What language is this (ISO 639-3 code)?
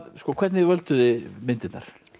isl